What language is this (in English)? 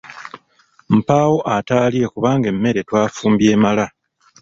Ganda